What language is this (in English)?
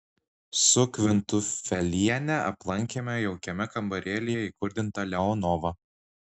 Lithuanian